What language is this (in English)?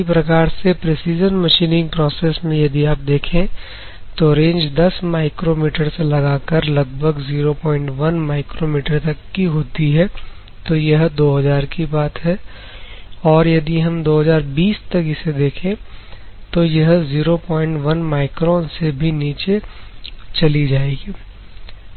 Hindi